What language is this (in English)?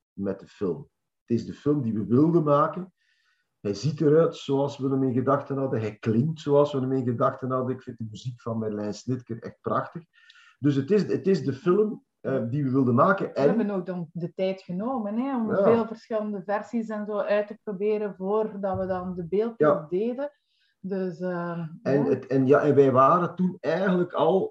Dutch